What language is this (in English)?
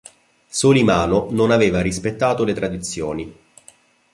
Italian